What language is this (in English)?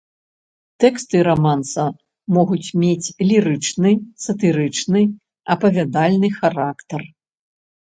Belarusian